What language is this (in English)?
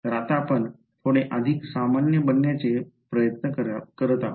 Marathi